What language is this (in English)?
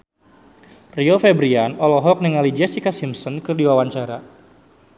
Sundanese